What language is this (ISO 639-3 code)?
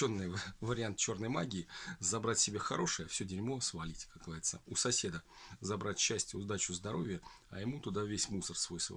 rus